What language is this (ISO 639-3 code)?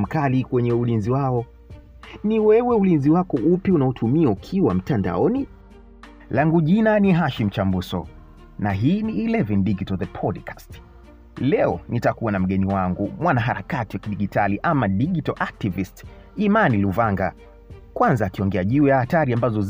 swa